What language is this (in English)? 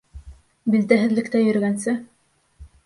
Bashkir